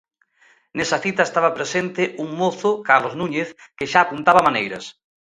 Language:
Galician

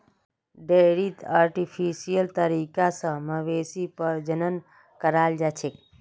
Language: Magahi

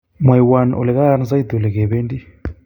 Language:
Kalenjin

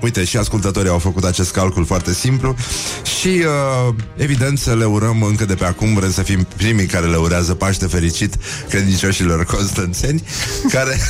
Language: Romanian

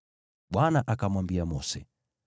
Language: Swahili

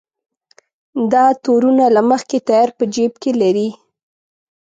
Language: Pashto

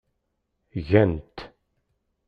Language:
Kabyle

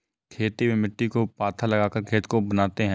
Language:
Hindi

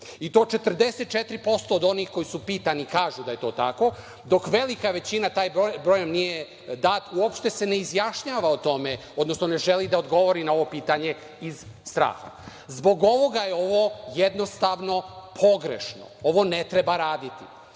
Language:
Serbian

